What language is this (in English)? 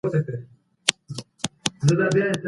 Pashto